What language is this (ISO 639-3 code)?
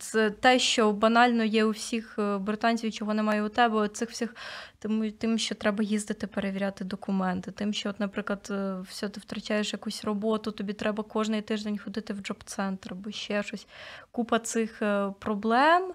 ukr